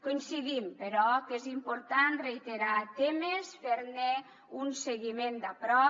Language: Catalan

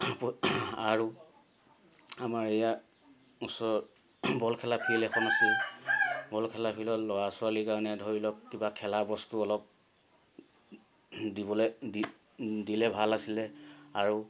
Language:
Assamese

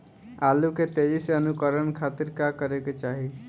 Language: Bhojpuri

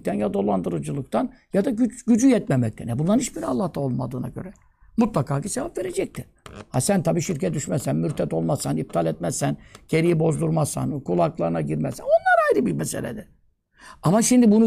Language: Turkish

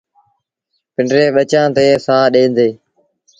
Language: Sindhi Bhil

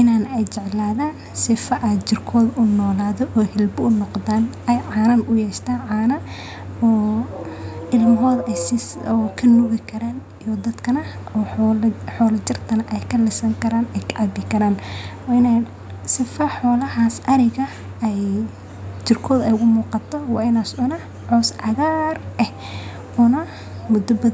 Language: Somali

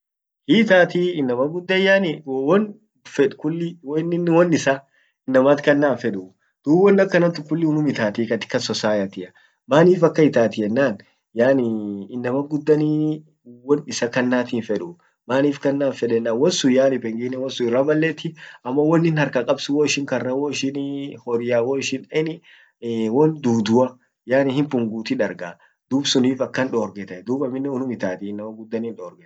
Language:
Orma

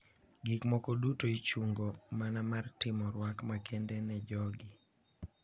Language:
Luo (Kenya and Tanzania)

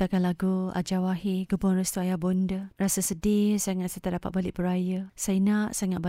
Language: Malay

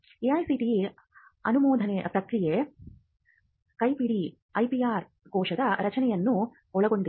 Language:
Kannada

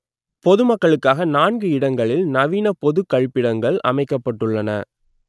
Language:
Tamil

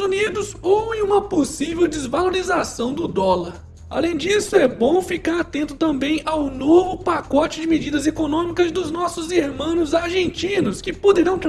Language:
Portuguese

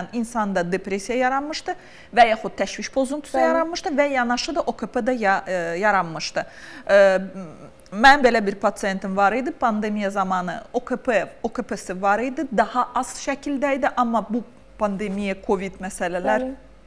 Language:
Turkish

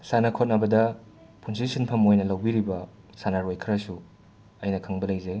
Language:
Manipuri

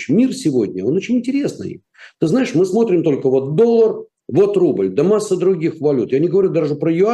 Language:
Russian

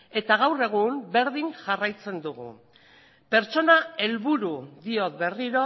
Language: Basque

